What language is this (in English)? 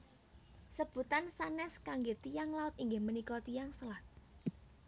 Javanese